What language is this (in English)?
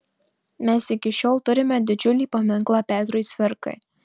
Lithuanian